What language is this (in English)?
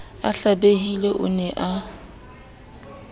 Southern Sotho